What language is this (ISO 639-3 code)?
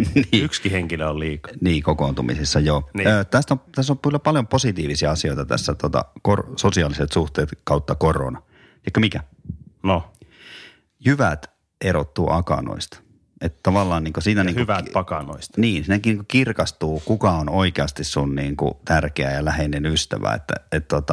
fin